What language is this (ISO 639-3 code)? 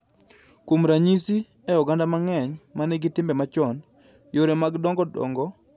luo